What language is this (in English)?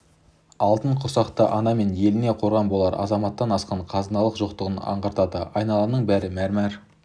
Kazakh